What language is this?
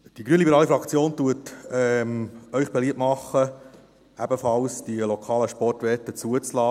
Swiss German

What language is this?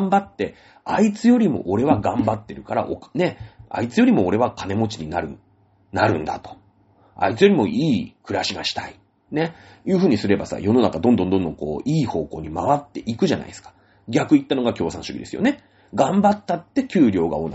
Japanese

